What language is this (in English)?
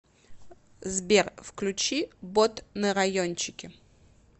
Russian